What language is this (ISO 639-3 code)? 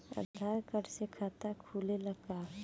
bho